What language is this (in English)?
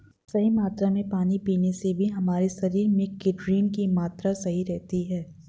Hindi